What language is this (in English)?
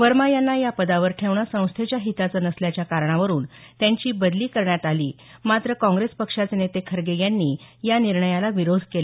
Marathi